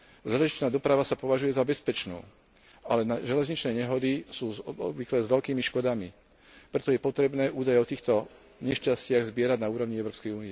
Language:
Slovak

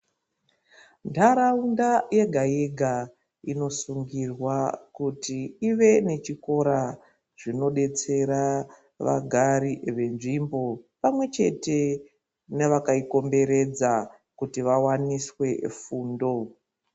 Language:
Ndau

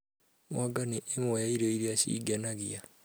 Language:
Kikuyu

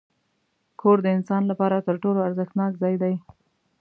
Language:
Pashto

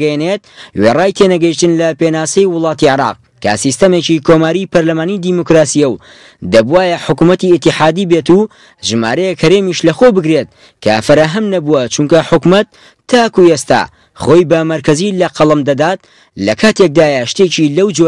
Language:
Arabic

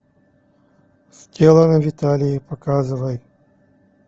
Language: Russian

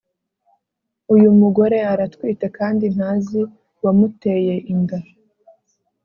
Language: Kinyarwanda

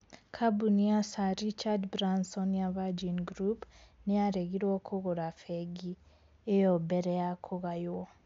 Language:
Kikuyu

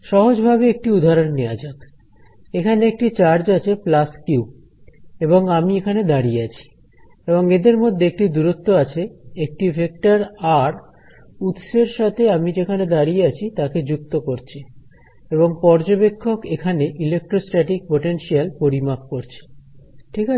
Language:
Bangla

